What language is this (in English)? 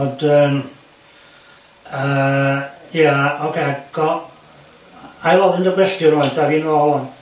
Welsh